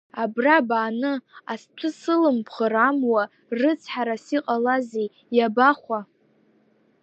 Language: Abkhazian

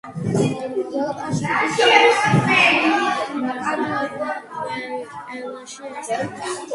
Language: Georgian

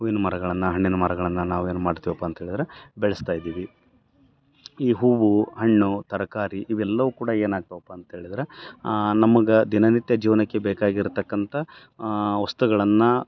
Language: Kannada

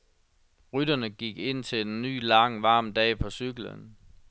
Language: Danish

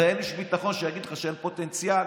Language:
Hebrew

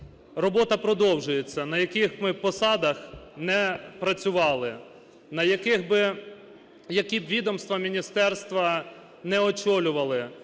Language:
Ukrainian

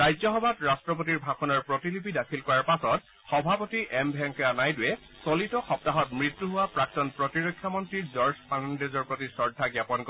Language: Assamese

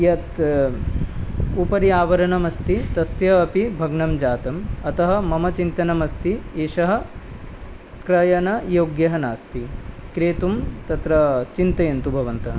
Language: Sanskrit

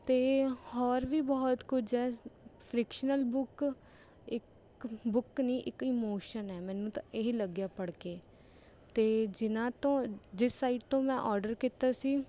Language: Punjabi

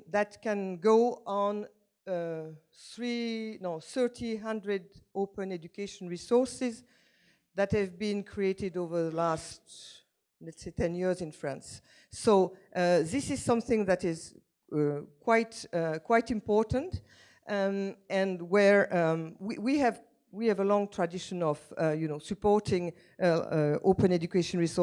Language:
English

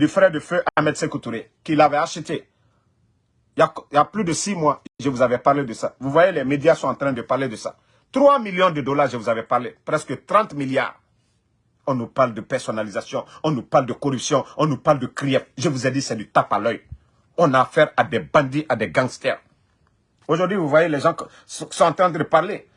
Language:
French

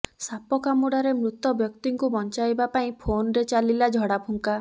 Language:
Odia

